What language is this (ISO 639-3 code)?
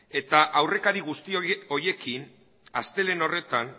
eus